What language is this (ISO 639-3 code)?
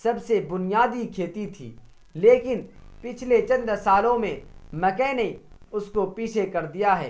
urd